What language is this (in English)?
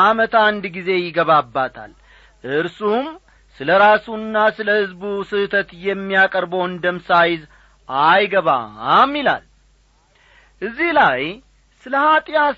Amharic